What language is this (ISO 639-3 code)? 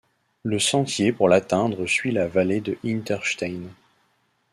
fra